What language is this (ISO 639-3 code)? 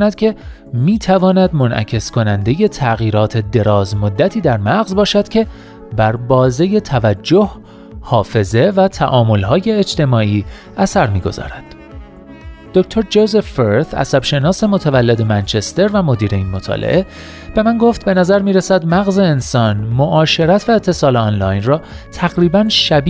fas